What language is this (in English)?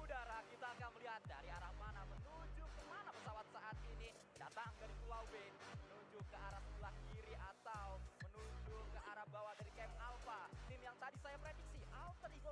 Indonesian